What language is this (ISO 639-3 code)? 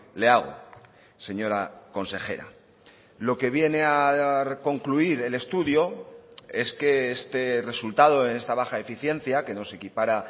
spa